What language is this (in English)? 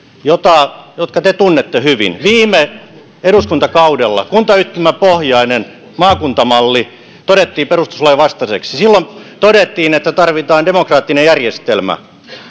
Finnish